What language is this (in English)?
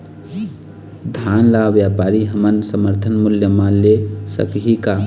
Chhattisgarhi